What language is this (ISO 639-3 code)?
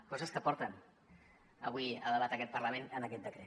cat